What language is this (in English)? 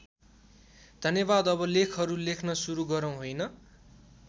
Nepali